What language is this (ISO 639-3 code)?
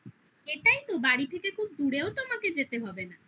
ben